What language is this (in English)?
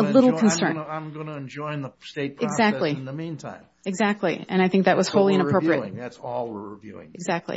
English